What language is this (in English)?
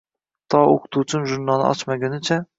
Uzbek